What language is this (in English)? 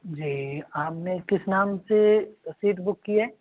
Hindi